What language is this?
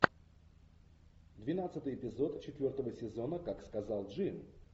Russian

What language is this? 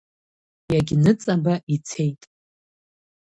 Abkhazian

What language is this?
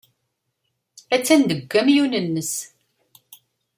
Kabyle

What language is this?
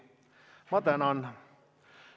Estonian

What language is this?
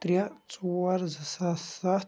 Kashmiri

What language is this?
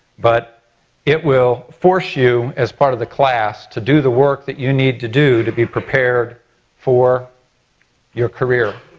English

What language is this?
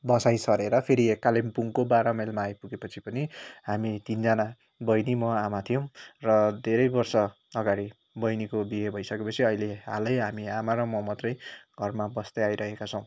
Nepali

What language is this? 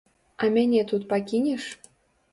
Belarusian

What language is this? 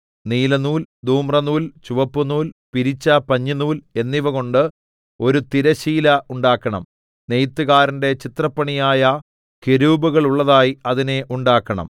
Malayalam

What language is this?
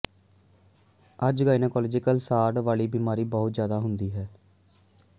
Punjabi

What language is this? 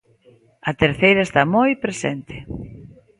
Galician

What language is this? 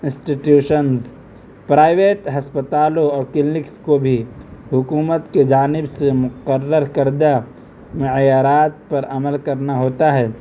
Urdu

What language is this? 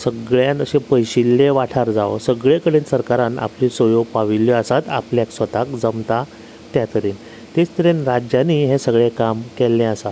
Konkani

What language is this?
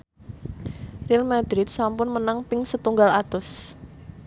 Javanese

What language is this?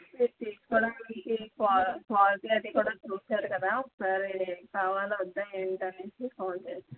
Telugu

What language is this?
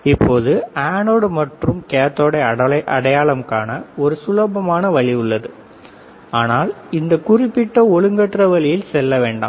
Tamil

